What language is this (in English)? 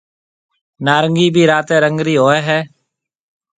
Marwari (Pakistan)